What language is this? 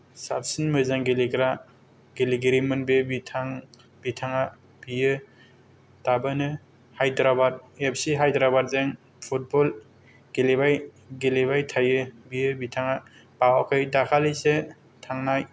Bodo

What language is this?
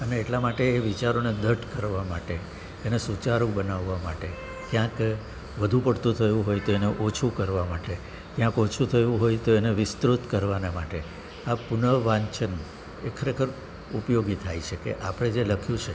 Gujarati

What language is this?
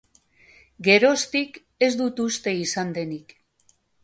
Basque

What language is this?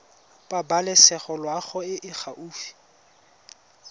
Tswana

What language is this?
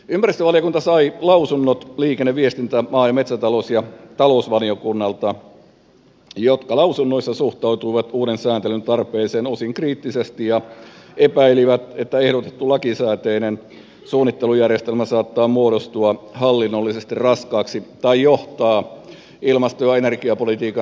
Finnish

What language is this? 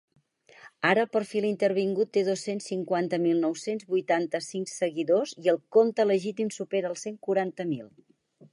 Catalan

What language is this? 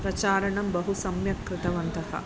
Sanskrit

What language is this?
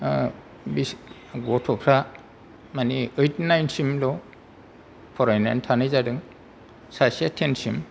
Bodo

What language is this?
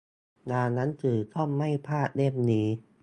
Thai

